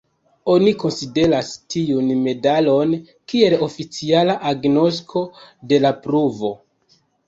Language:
Esperanto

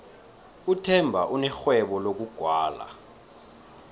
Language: South Ndebele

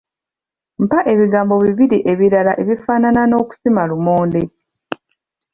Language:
Ganda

